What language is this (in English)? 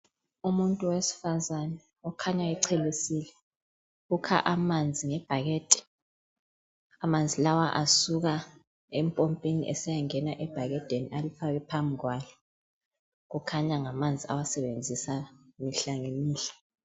North Ndebele